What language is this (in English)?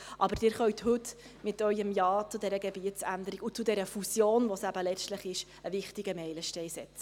Swiss German